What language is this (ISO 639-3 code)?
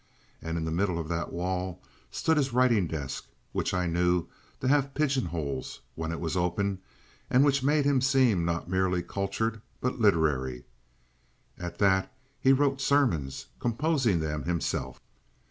eng